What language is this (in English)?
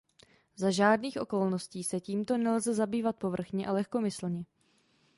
Czech